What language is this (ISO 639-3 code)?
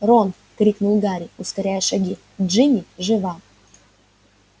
rus